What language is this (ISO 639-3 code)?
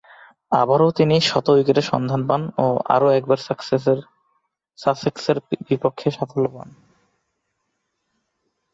ben